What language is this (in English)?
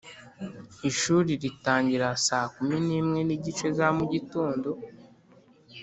Kinyarwanda